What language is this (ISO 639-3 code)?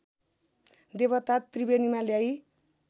nep